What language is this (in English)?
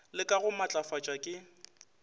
Northern Sotho